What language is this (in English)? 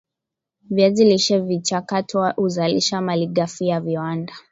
Swahili